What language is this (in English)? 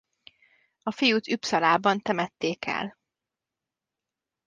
Hungarian